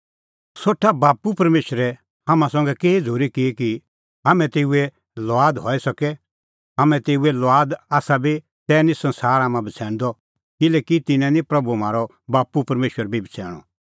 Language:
Kullu Pahari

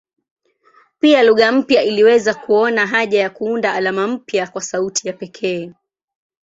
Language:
Swahili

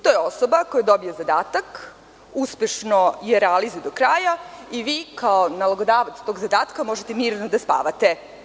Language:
Serbian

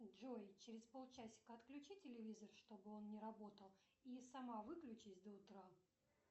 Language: Russian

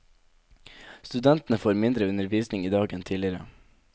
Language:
Norwegian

